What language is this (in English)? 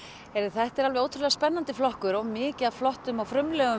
Icelandic